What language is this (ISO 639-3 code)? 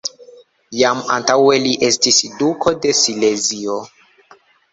epo